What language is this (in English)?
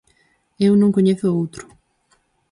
Galician